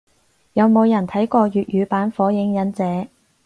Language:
Cantonese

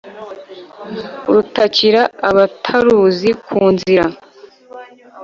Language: Kinyarwanda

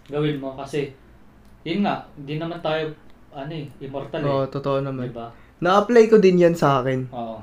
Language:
Filipino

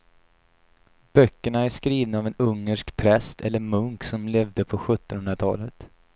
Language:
Swedish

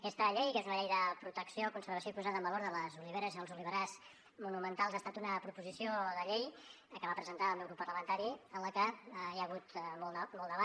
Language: Catalan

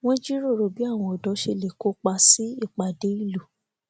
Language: Yoruba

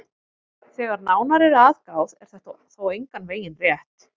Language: Icelandic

